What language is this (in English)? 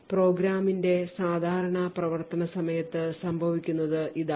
Malayalam